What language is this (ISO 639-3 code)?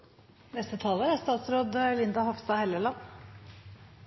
nor